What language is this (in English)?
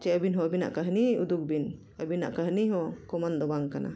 Santali